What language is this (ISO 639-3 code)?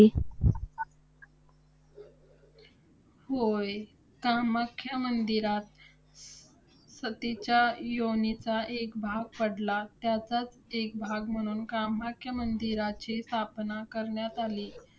mar